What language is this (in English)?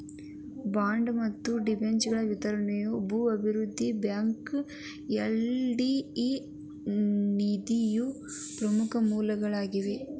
Kannada